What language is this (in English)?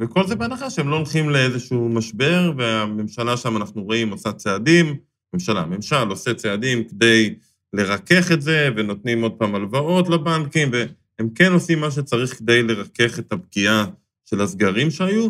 Hebrew